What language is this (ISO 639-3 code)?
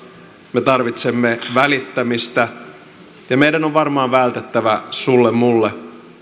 fin